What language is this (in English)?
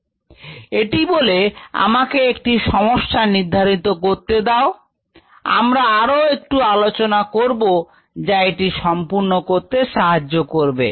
Bangla